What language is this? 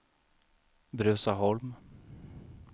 Swedish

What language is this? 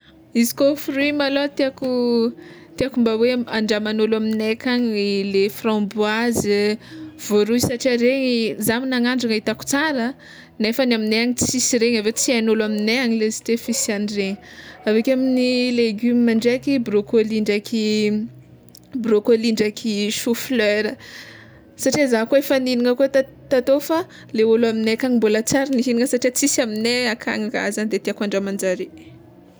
Tsimihety Malagasy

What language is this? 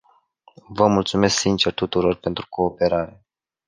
Romanian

